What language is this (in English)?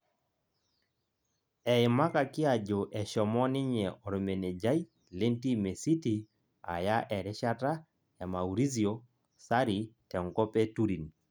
Masai